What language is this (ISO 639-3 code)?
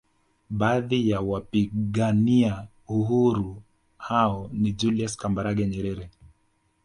swa